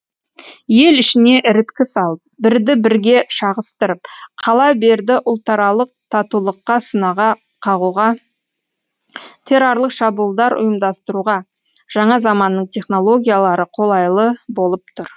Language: Kazakh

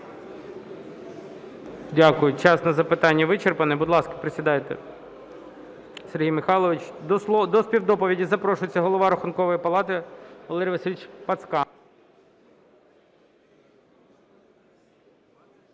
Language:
Ukrainian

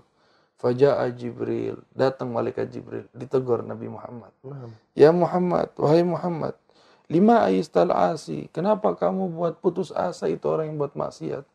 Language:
Indonesian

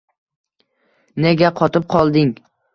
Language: Uzbek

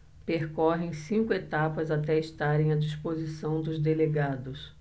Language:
Portuguese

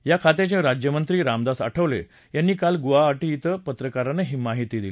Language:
Marathi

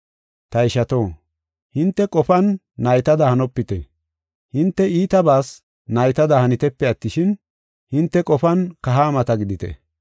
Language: Gofa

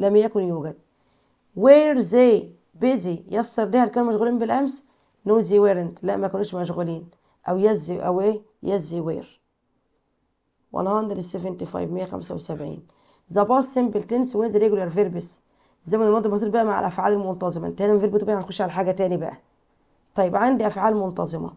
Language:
Arabic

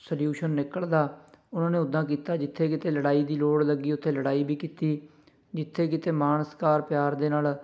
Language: Punjabi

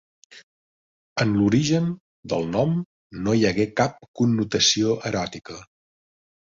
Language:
Catalan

